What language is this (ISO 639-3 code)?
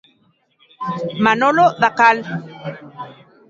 glg